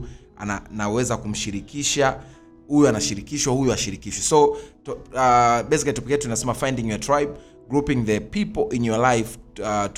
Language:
Swahili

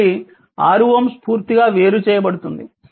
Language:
Telugu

